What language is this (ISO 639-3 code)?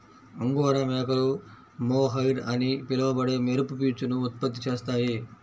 tel